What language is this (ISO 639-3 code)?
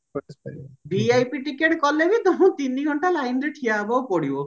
ori